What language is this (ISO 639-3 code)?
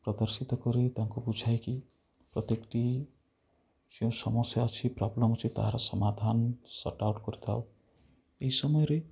ori